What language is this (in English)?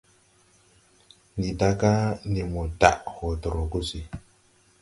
Tupuri